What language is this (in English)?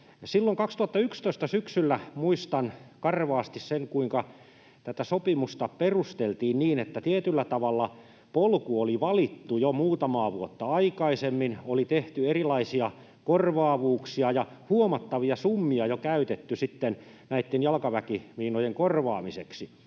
Finnish